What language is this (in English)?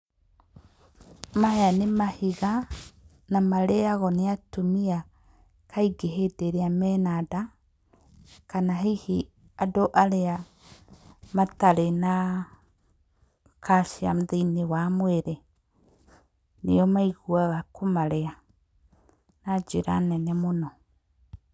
Kikuyu